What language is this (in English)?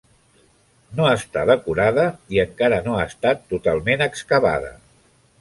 Catalan